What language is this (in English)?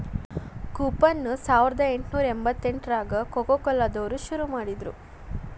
Kannada